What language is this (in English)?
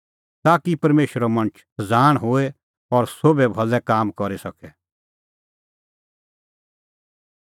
Kullu Pahari